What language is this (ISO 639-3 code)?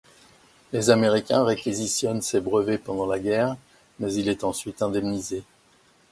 fra